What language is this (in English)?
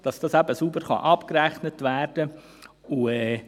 Swiss German